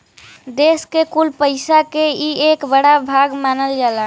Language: Bhojpuri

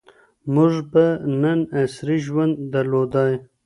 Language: Pashto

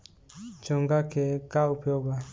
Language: Bhojpuri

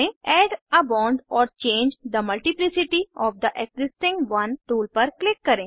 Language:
Hindi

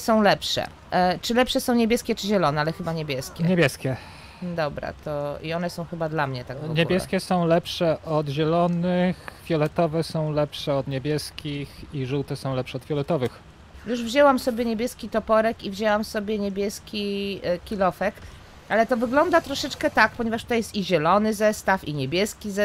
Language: Polish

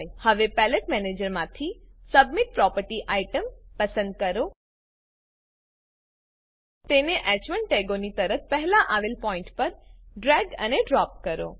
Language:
Gujarati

